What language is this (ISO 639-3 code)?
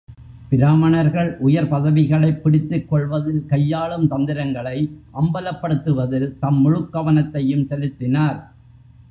tam